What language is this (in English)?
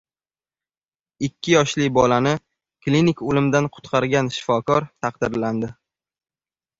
Uzbek